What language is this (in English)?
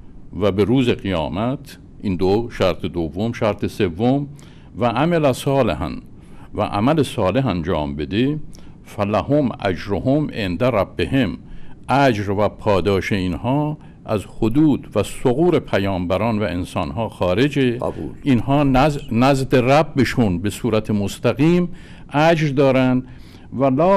Persian